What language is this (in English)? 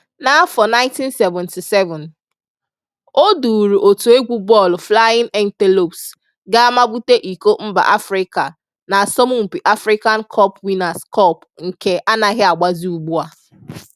Igbo